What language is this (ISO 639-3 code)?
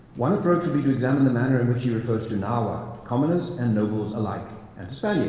eng